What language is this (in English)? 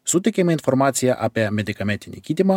Lithuanian